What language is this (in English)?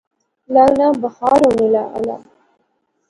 Pahari-Potwari